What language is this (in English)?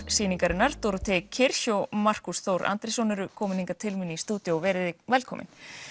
Icelandic